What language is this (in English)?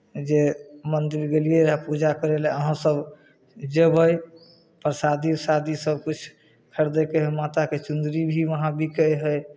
Maithili